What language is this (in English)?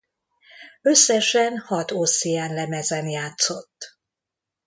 Hungarian